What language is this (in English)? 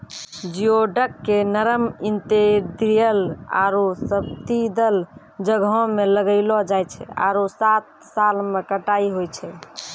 Maithili